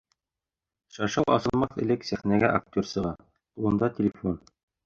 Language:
Bashkir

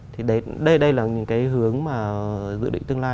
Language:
Vietnamese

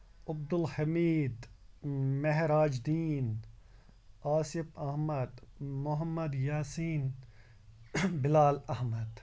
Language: Kashmiri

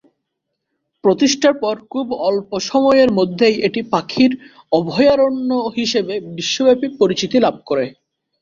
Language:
Bangla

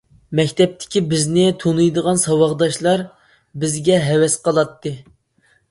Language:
Uyghur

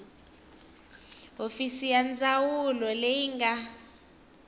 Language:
Tsonga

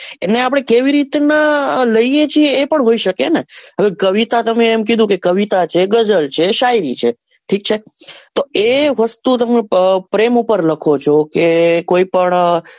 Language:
Gujarati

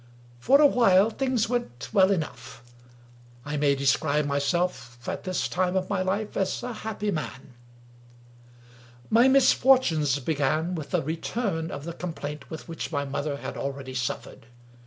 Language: English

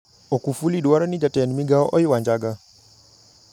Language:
Luo (Kenya and Tanzania)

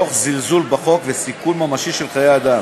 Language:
Hebrew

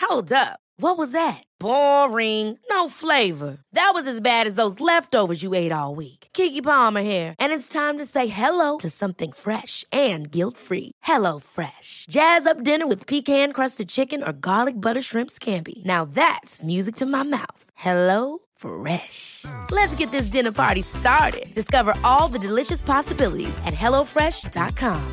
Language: Swedish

